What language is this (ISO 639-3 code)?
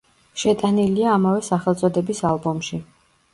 kat